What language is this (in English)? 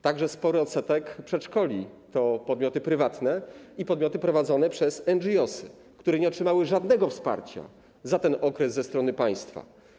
Polish